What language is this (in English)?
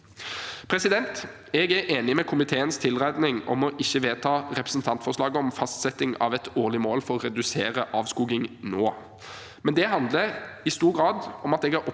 Norwegian